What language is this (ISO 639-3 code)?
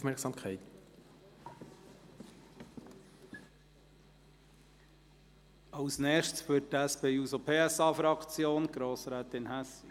gsw